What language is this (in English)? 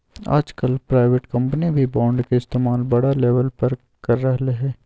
Magahi